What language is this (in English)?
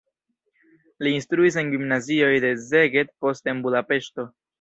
Esperanto